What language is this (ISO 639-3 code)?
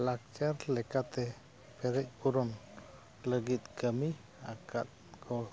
sat